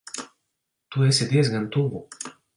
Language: Latvian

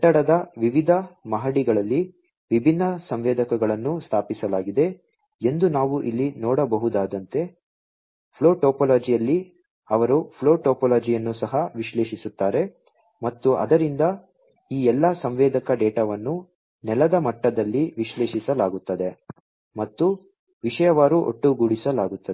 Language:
Kannada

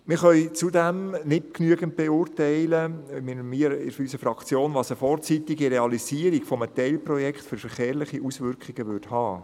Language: Swiss German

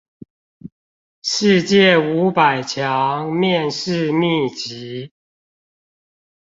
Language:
Chinese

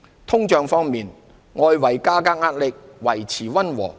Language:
Cantonese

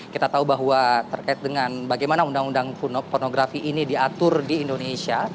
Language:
Indonesian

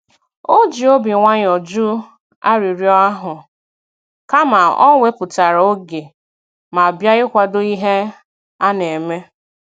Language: Igbo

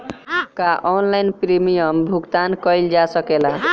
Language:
Bhojpuri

